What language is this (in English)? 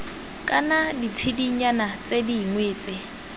Tswana